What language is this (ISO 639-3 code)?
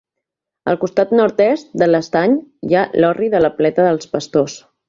cat